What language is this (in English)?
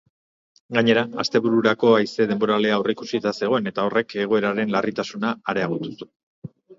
Basque